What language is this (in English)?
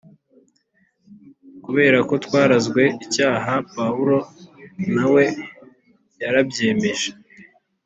Kinyarwanda